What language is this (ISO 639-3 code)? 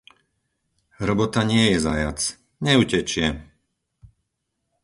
slk